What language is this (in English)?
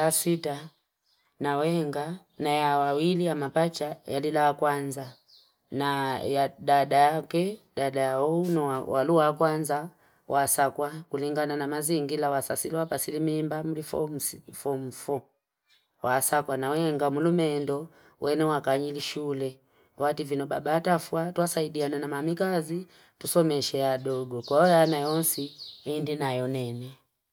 Fipa